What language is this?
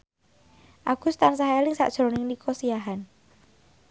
Javanese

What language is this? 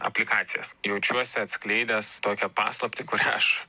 Lithuanian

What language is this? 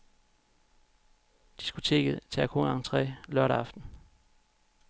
Danish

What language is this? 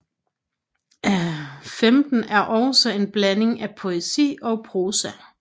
Danish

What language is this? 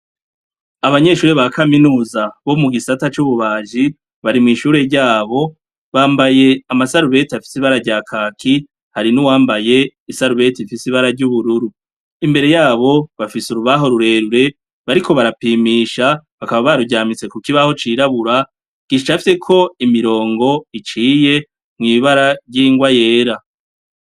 Rundi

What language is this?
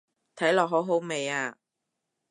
Cantonese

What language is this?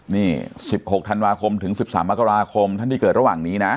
Thai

